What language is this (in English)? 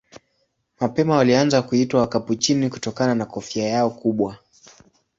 Swahili